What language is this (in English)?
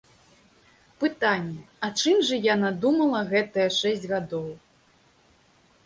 Belarusian